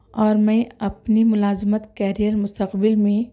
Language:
Urdu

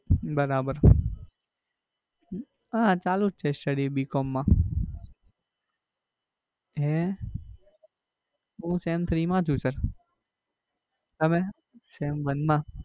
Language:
Gujarati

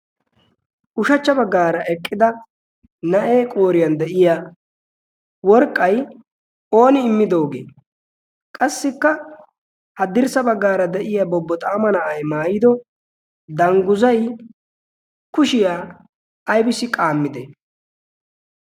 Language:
Wolaytta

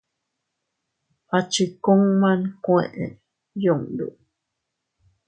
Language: Teutila Cuicatec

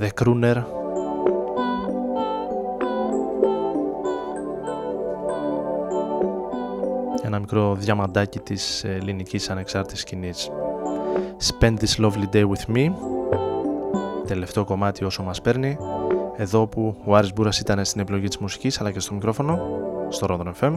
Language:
Greek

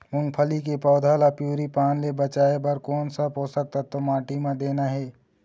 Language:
Chhattisgarhi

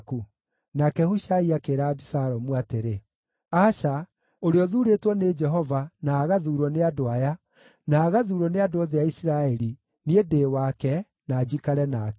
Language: Kikuyu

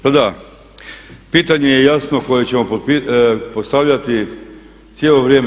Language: Croatian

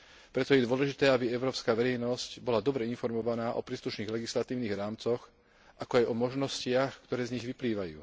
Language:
Slovak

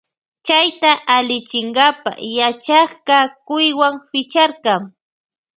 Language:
Loja Highland Quichua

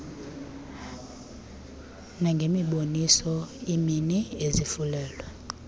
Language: Xhosa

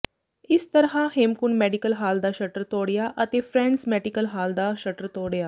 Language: Punjabi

